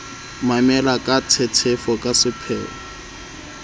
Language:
Southern Sotho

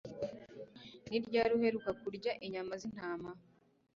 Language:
Kinyarwanda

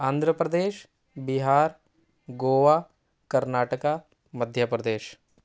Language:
Urdu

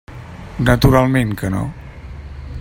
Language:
Catalan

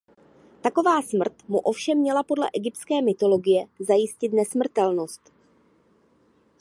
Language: Czech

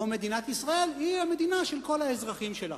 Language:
Hebrew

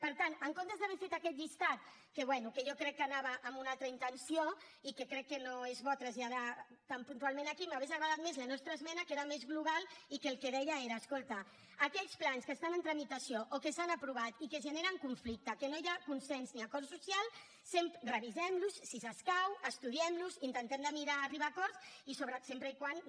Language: Catalan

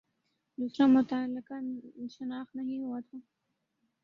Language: Urdu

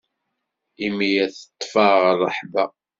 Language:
Kabyle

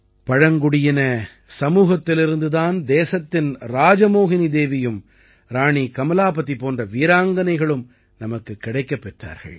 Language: Tamil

